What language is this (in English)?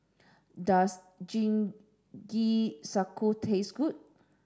English